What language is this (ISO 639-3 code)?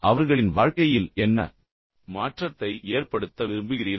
tam